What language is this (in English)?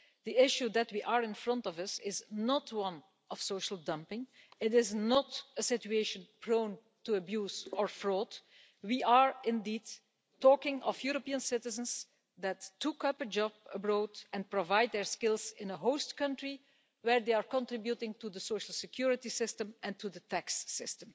English